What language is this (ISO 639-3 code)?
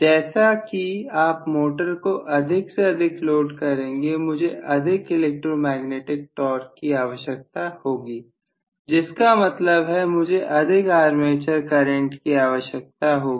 hin